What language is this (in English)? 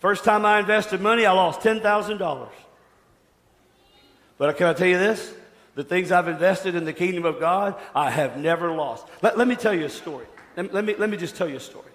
English